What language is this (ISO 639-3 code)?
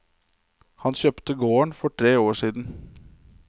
nor